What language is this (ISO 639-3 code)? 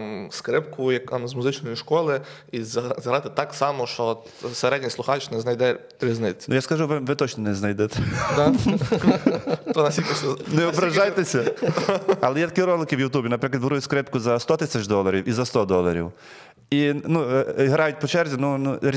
ukr